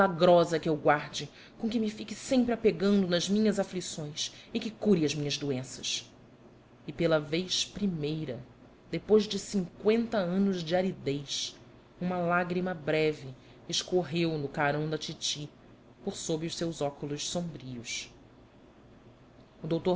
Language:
Portuguese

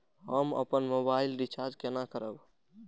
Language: Maithili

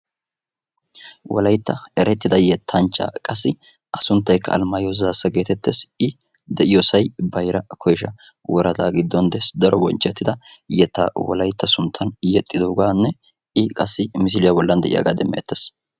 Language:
Wolaytta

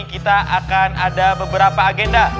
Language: Indonesian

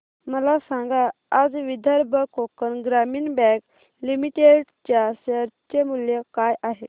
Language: Marathi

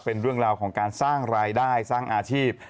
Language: Thai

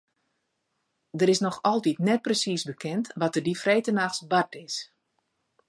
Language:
Western Frisian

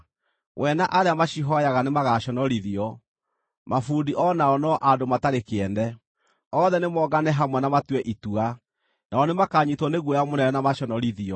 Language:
Kikuyu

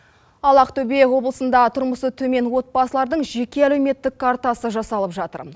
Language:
Kazakh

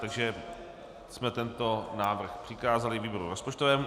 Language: Czech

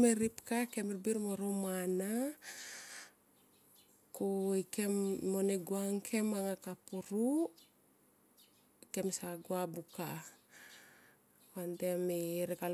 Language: Tomoip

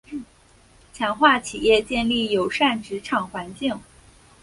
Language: Chinese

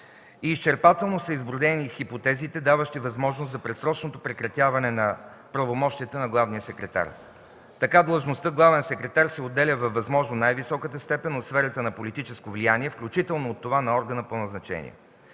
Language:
Bulgarian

